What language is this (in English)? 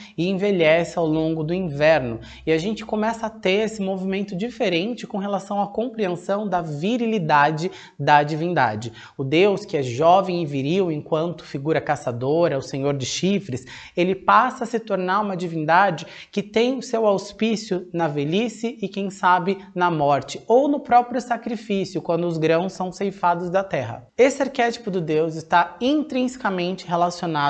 Portuguese